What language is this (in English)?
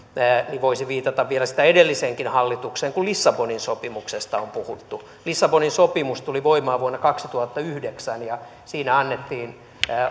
Finnish